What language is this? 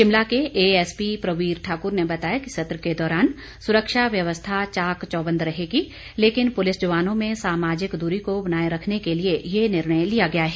Hindi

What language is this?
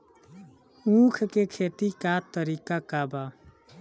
Bhojpuri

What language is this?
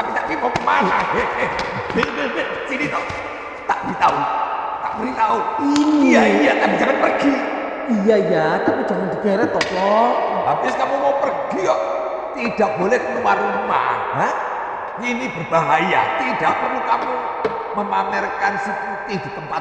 Indonesian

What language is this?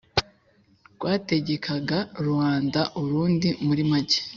Kinyarwanda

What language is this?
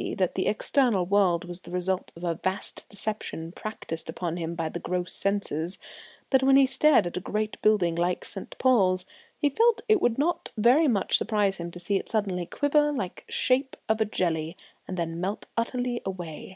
English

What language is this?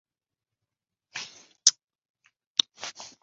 Chinese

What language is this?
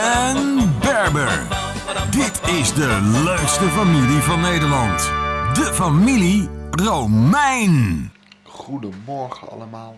Dutch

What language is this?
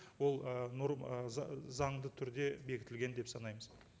Kazakh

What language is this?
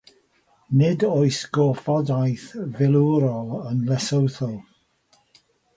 Welsh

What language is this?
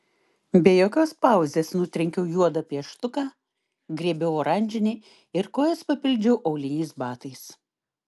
Lithuanian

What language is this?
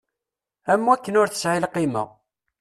Kabyle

